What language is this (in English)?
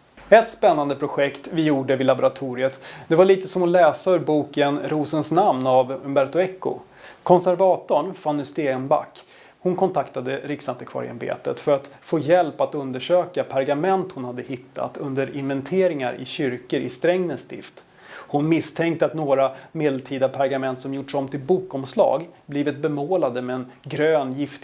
Swedish